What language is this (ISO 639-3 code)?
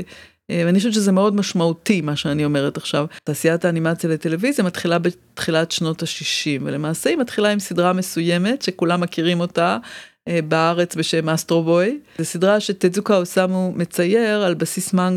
heb